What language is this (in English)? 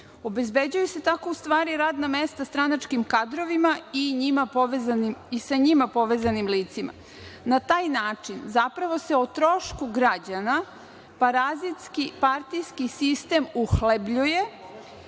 Serbian